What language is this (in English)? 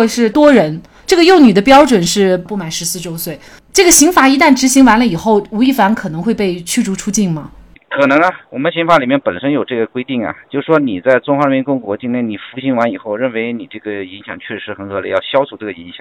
Chinese